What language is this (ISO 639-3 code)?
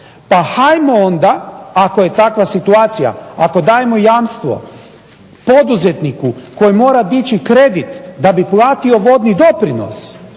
hrv